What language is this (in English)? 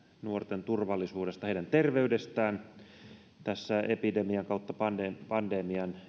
Finnish